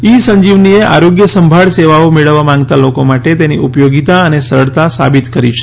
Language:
Gujarati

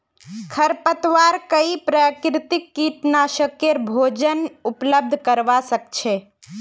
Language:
Magahi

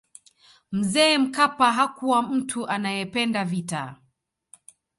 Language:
Swahili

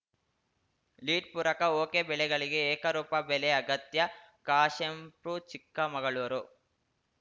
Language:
Kannada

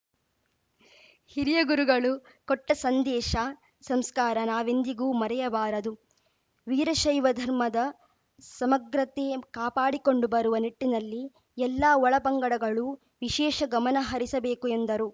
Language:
Kannada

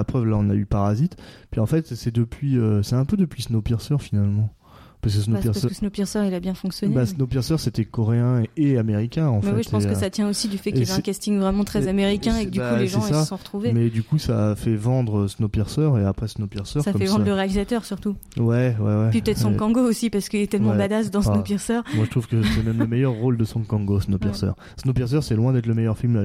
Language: French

